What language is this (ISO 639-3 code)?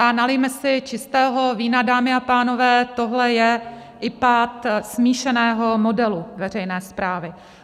ces